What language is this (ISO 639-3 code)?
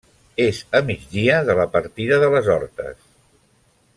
cat